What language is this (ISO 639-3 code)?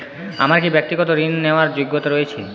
ben